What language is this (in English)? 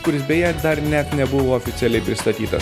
Lithuanian